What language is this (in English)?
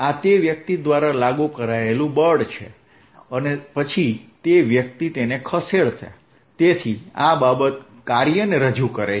Gujarati